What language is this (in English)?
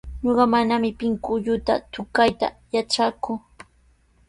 Sihuas Ancash Quechua